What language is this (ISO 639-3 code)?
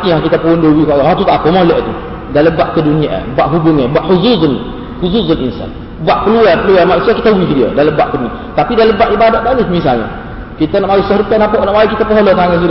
msa